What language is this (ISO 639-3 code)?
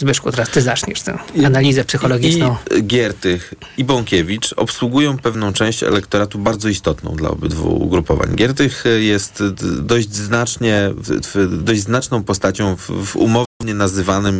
pol